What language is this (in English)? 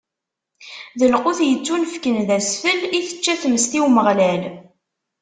Kabyle